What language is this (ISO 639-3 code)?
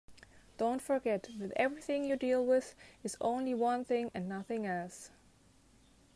eng